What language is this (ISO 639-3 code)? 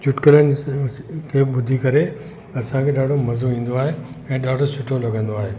snd